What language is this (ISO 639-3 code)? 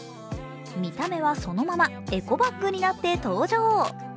jpn